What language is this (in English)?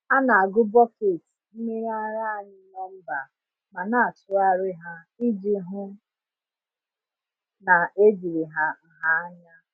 Igbo